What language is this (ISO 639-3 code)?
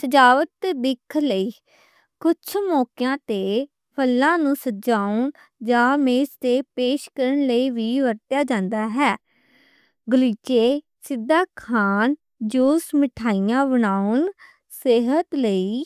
lah